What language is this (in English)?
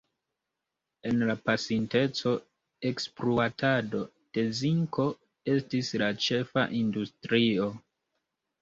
Esperanto